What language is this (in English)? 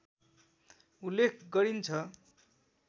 Nepali